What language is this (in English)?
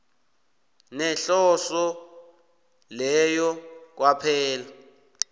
South Ndebele